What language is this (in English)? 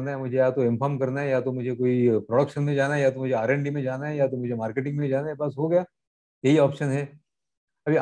Hindi